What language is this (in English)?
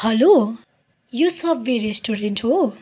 Nepali